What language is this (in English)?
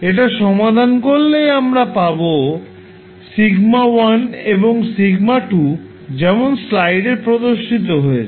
Bangla